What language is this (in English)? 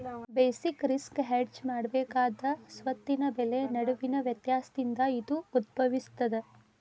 Kannada